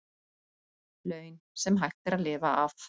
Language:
Icelandic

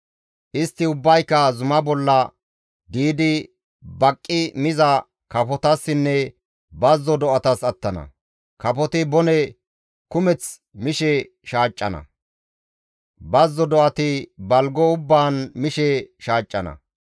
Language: Gamo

